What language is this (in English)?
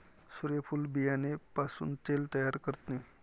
Marathi